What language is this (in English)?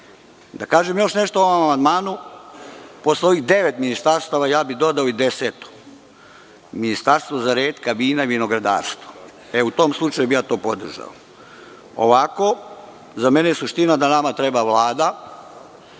Serbian